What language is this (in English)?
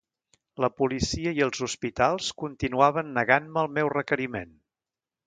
Catalan